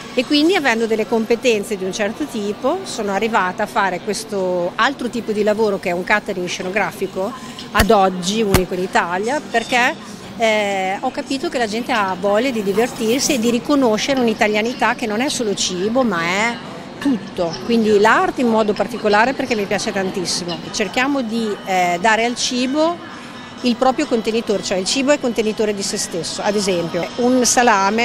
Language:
Italian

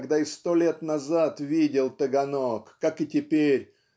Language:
Russian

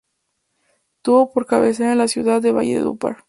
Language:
Spanish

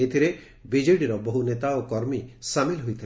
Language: Odia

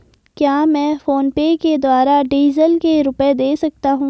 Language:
Hindi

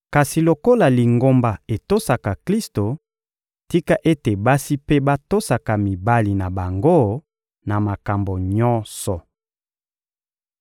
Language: Lingala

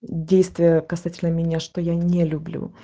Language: Russian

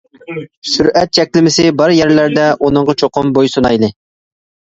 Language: Uyghur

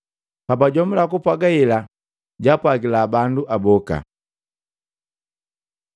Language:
Matengo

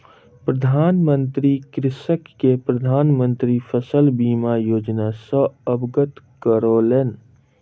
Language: Maithili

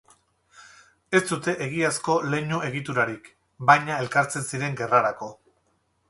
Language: Basque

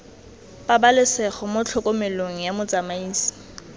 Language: Tswana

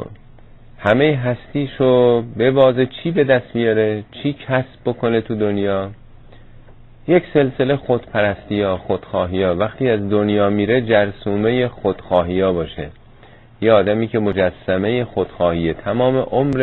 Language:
Persian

